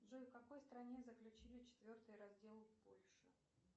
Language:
Russian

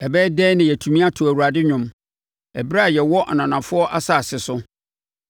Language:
Akan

